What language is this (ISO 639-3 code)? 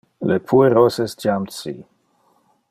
ina